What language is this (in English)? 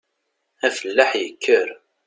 Kabyle